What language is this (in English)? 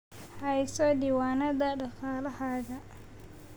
Somali